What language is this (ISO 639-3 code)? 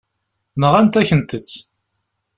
kab